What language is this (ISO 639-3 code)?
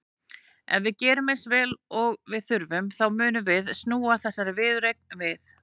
isl